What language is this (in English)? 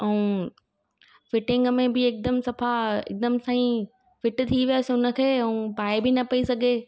Sindhi